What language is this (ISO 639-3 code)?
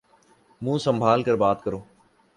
urd